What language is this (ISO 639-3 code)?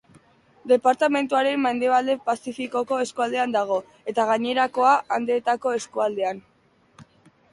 eus